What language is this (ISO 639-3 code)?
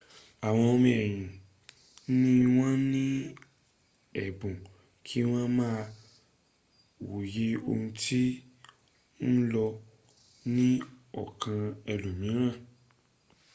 yor